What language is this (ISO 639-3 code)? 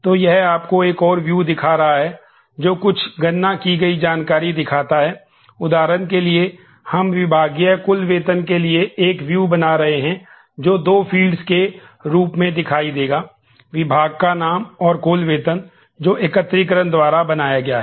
hin